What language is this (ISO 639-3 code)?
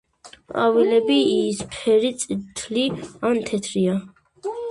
kat